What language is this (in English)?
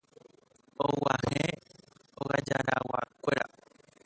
Guarani